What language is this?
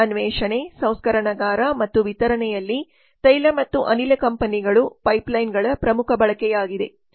Kannada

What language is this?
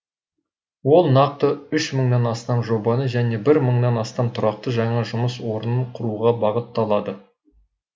Kazakh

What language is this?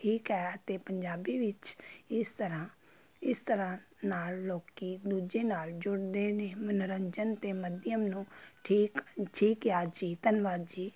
Punjabi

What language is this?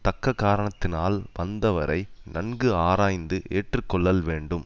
Tamil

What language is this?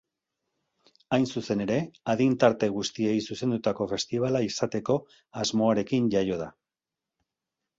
Basque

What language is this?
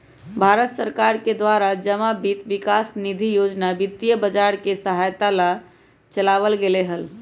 Magahi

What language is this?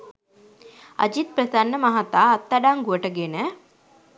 Sinhala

